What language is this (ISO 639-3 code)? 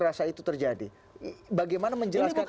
ind